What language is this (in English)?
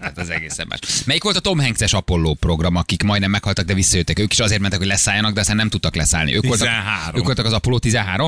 Hungarian